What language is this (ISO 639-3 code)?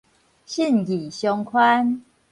nan